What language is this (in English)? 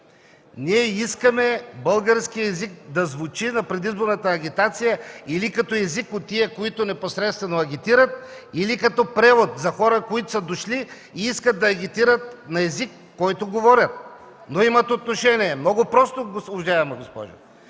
Bulgarian